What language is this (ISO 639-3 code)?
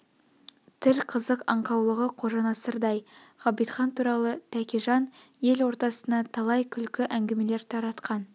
kaz